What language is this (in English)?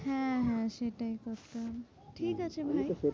Bangla